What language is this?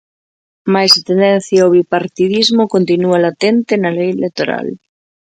Galician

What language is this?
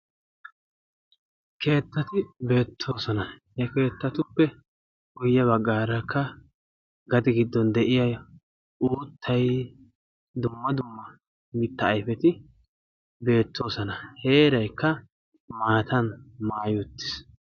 Wolaytta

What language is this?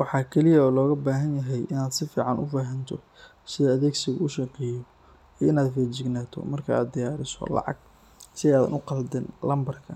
Somali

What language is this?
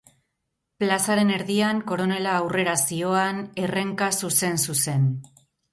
Basque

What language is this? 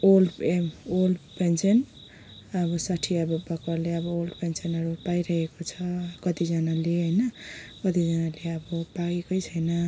Nepali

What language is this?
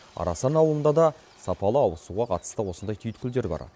Kazakh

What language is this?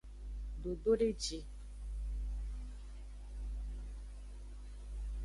Aja (Benin)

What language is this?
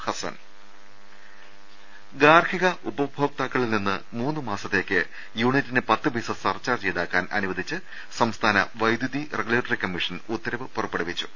Malayalam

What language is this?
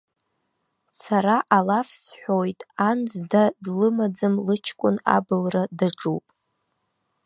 Abkhazian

